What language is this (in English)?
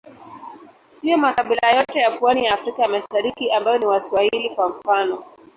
Swahili